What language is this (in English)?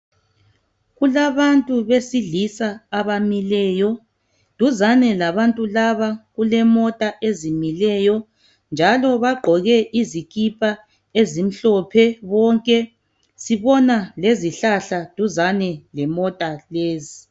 North Ndebele